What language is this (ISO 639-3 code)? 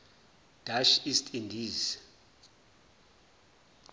zul